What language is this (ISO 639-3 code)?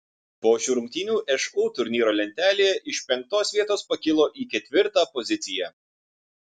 lit